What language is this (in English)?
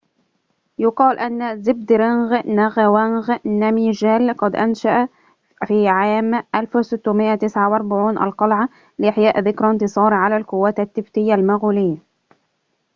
Arabic